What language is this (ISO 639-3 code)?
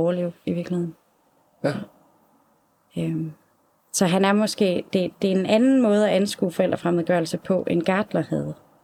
dan